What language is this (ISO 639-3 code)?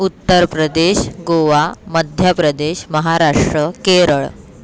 san